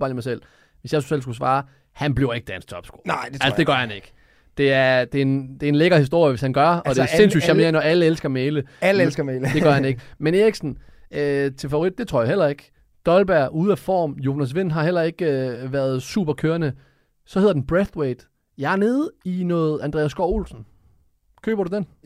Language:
Danish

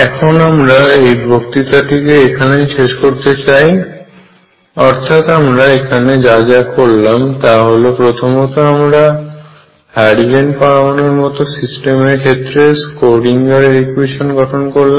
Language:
Bangla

